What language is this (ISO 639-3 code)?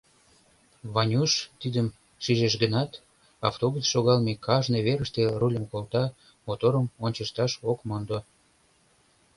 chm